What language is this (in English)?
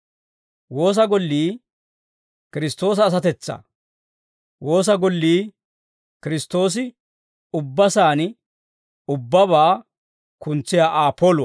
Dawro